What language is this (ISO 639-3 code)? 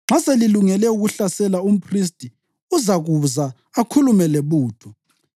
nde